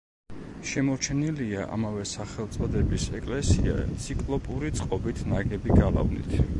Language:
Georgian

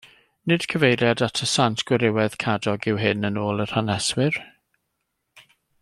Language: Welsh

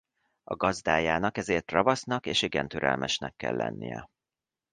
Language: Hungarian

